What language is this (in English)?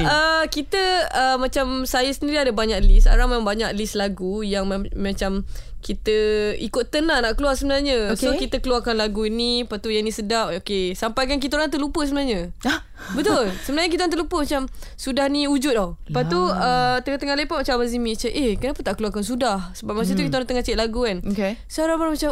Malay